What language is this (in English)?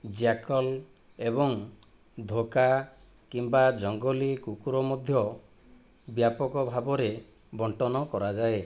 Odia